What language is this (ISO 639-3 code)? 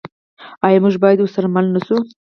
pus